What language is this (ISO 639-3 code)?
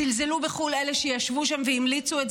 heb